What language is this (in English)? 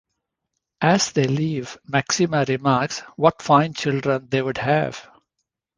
English